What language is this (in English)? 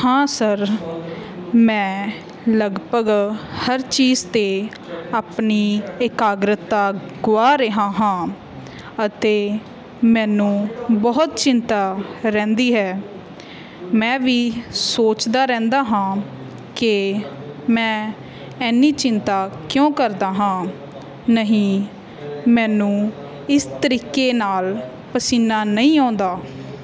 Punjabi